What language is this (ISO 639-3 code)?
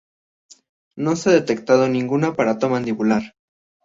spa